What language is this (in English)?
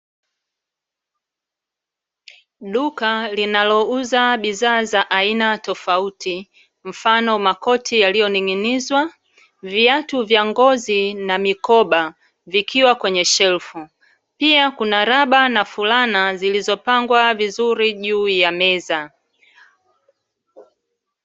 Swahili